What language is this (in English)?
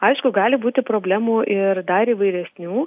Lithuanian